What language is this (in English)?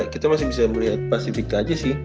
Indonesian